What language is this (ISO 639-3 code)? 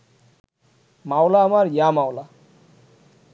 ben